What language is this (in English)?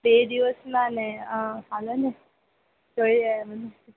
Gujarati